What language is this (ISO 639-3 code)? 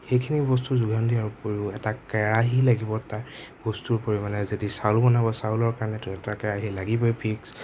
asm